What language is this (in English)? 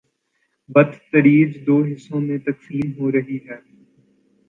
Urdu